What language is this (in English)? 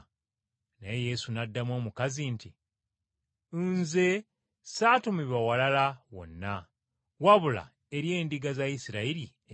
Ganda